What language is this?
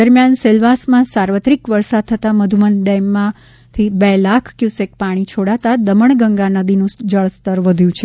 Gujarati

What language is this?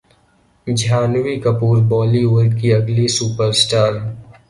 Urdu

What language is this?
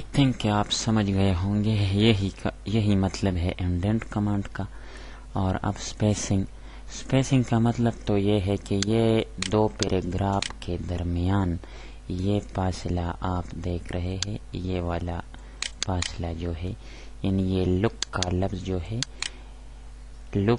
Romanian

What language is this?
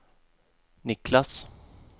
Swedish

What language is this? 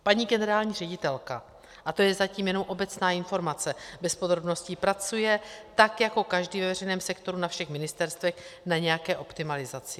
Czech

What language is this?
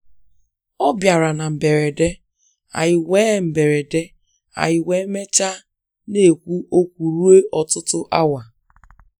Igbo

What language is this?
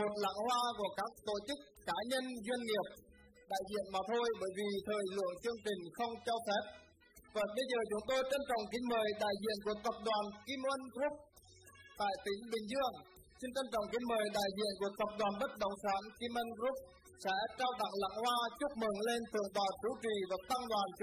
Vietnamese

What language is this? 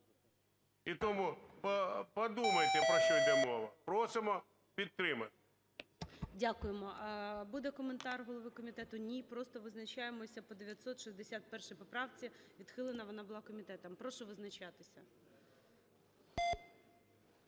Ukrainian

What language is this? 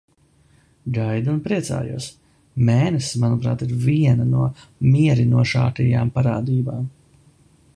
Latvian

